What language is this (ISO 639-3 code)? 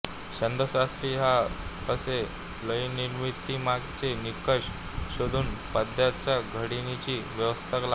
mar